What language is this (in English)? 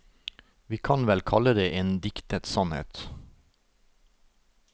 Norwegian